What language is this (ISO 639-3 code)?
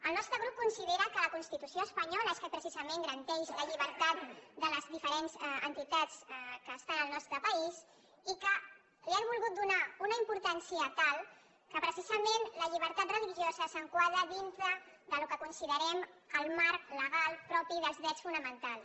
cat